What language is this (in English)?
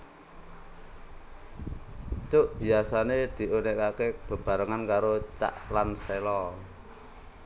Javanese